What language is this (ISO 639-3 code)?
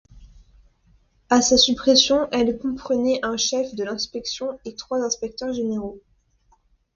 fra